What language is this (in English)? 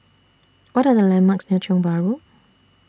English